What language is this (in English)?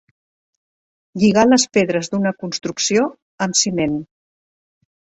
Catalan